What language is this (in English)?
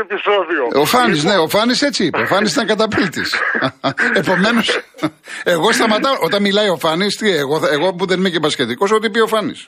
Greek